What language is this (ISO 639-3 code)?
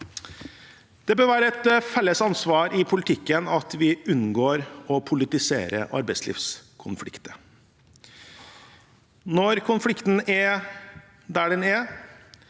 nor